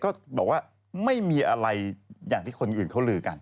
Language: Thai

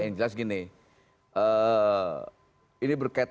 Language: Indonesian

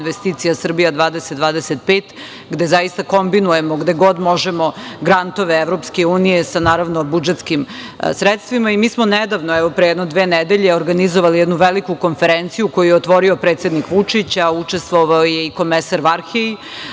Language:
Serbian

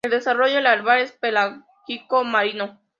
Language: Spanish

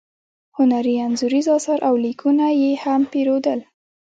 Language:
Pashto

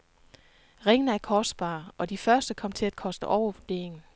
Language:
Danish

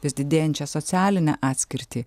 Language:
Lithuanian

